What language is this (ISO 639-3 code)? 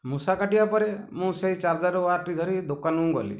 ori